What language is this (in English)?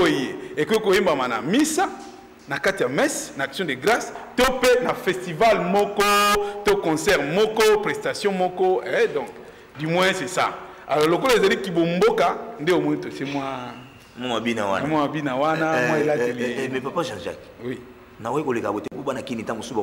French